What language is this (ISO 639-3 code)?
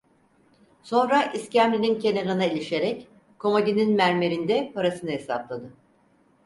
tur